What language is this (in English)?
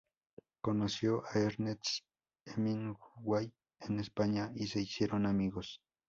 Spanish